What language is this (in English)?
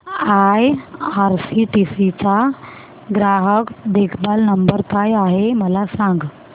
Marathi